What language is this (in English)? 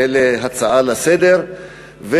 Hebrew